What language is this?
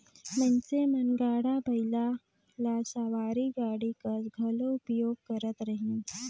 Chhattisgarhi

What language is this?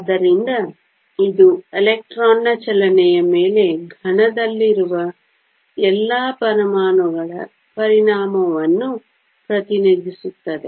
Kannada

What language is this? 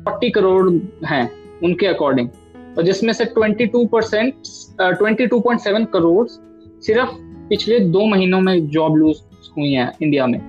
Hindi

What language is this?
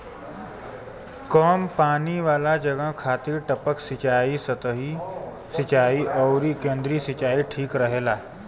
Bhojpuri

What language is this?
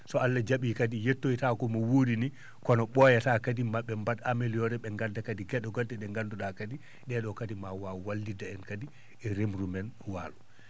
Fula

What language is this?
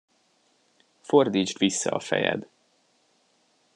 Hungarian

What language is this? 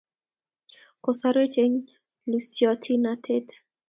Kalenjin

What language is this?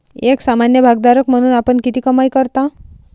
Marathi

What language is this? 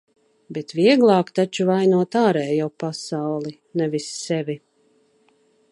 Latvian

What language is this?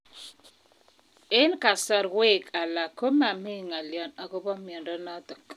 Kalenjin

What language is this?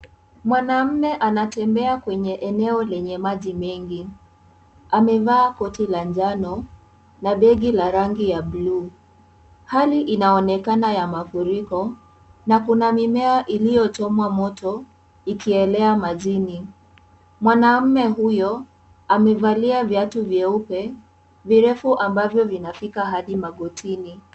Swahili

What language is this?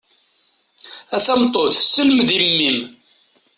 Kabyle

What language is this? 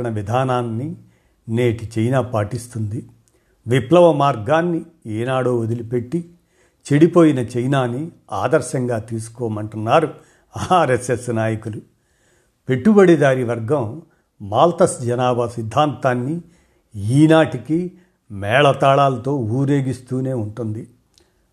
Telugu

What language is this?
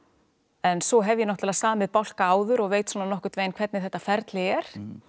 Icelandic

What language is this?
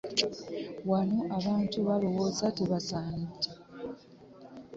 Ganda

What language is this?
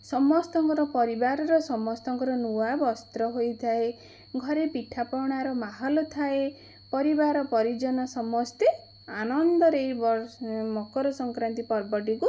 Odia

